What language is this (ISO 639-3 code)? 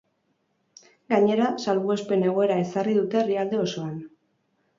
eus